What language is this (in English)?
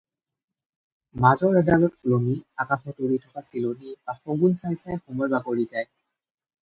Assamese